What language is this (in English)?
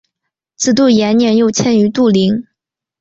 Chinese